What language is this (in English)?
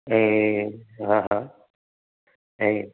Sindhi